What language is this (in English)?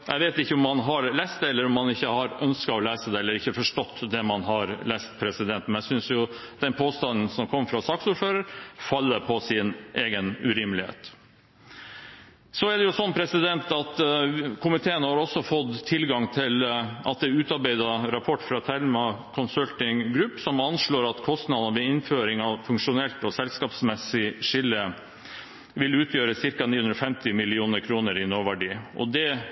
Norwegian Bokmål